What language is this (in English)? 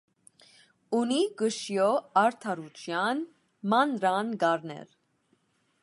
Armenian